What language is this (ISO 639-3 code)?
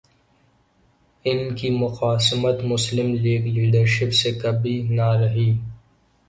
urd